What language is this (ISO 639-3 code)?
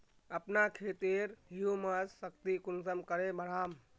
mag